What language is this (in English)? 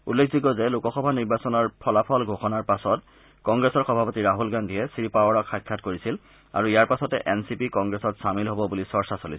Assamese